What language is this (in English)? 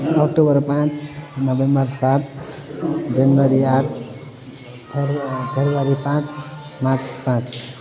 Nepali